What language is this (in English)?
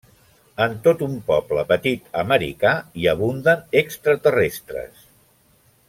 Catalan